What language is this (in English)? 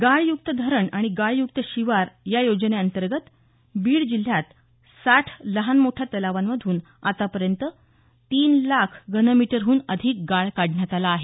Marathi